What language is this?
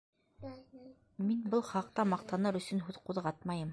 Bashkir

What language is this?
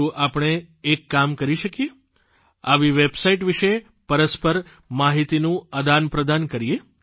Gujarati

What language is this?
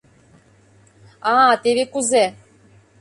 Mari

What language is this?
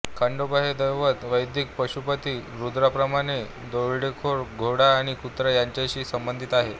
Marathi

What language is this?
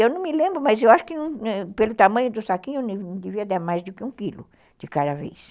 Portuguese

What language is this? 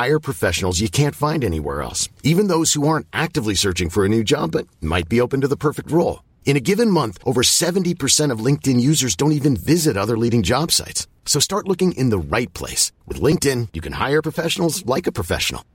Persian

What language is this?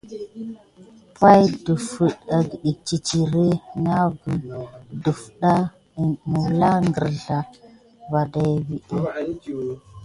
Gidar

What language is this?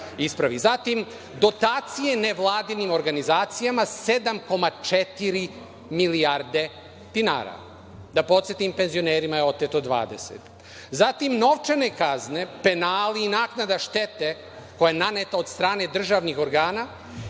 Serbian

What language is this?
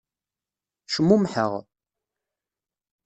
Kabyle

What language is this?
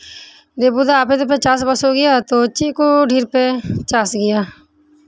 Santali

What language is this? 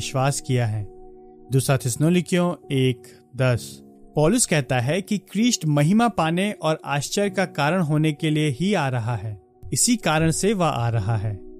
Hindi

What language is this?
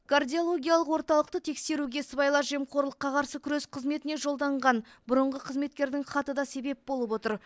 Kazakh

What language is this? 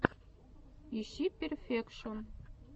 Russian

